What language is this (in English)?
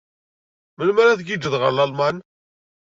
Kabyle